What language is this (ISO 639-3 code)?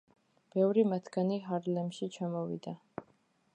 kat